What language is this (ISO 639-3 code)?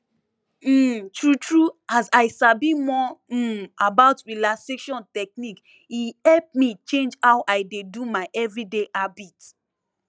pcm